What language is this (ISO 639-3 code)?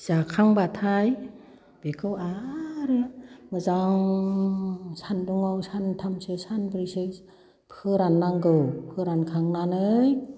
brx